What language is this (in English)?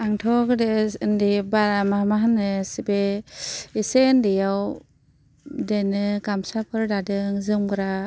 Bodo